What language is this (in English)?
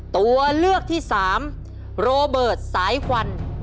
Thai